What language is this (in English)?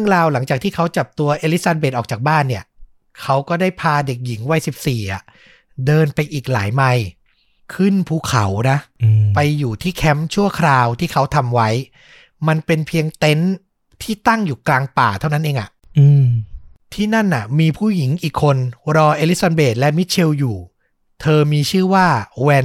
Thai